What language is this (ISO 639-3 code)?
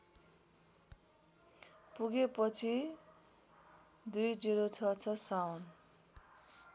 nep